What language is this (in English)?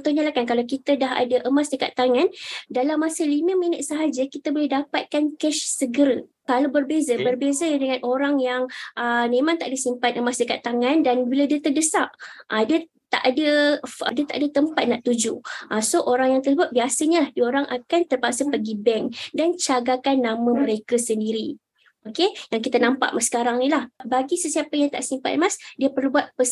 Malay